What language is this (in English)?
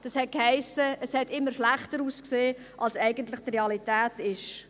Swiss German